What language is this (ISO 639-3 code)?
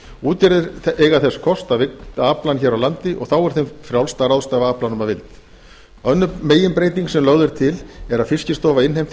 isl